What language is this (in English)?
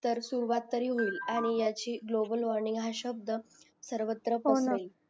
Marathi